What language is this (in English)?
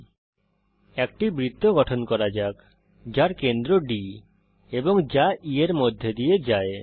Bangla